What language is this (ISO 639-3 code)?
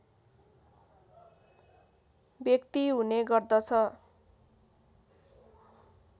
nep